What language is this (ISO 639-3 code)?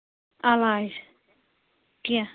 kas